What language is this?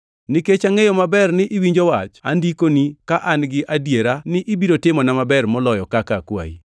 Luo (Kenya and Tanzania)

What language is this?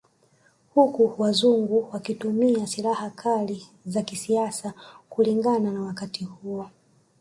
Swahili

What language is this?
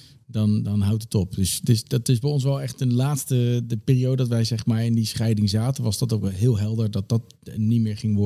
Dutch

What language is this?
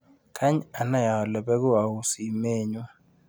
Kalenjin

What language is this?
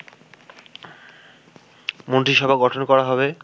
Bangla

